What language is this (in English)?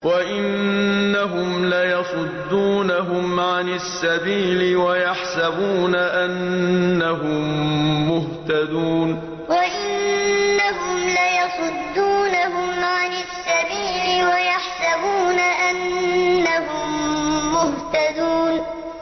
Arabic